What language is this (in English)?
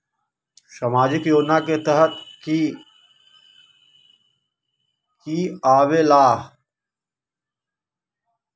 Magahi